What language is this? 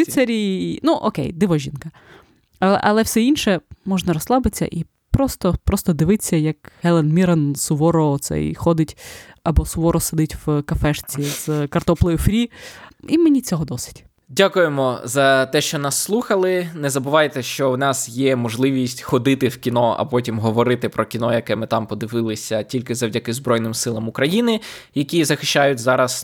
Ukrainian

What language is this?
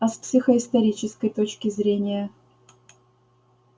Russian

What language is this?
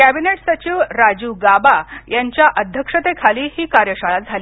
Marathi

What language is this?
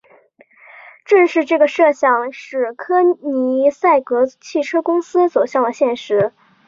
Chinese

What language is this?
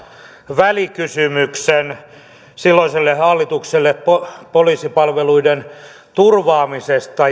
Finnish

